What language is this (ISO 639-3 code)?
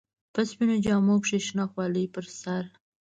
pus